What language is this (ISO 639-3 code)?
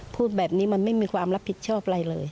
tha